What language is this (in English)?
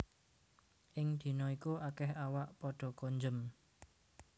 Javanese